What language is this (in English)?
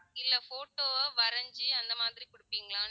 Tamil